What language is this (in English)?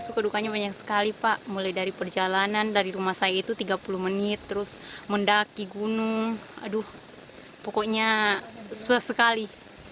Indonesian